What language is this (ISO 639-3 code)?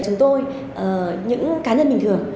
vie